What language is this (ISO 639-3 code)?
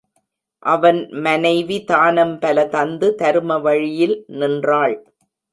tam